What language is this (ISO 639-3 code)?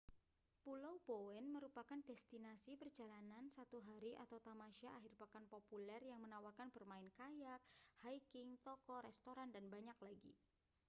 ind